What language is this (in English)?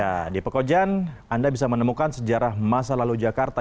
Indonesian